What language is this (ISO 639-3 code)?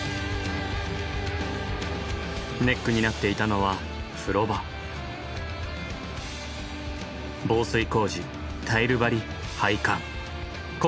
jpn